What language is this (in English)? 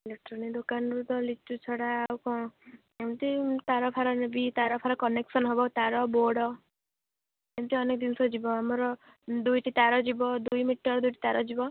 Odia